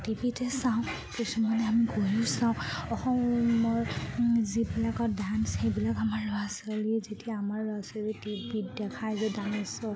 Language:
Assamese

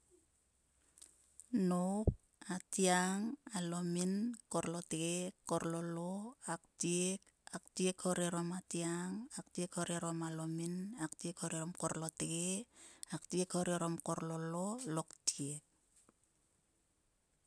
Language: Sulka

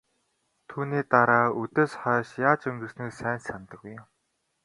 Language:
Mongolian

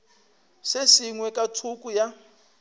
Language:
Northern Sotho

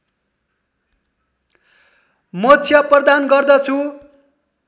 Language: Nepali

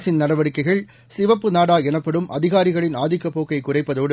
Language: Tamil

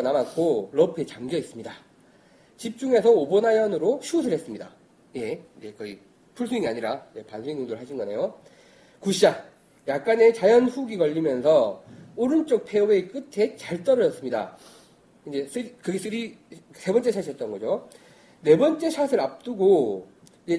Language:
Korean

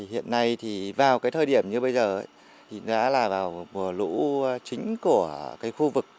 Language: Vietnamese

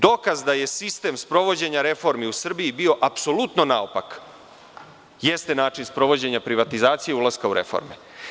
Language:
Serbian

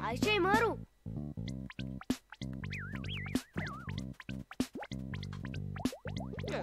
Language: Romanian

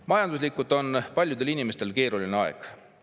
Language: Estonian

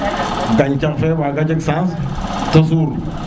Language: Serer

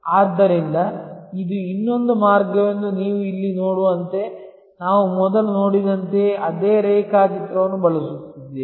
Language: Kannada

